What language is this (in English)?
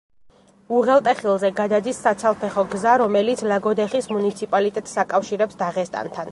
Georgian